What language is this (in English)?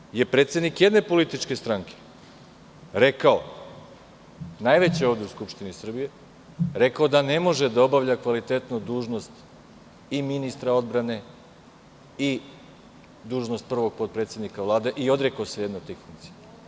Serbian